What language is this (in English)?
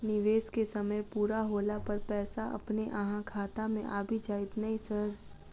Maithili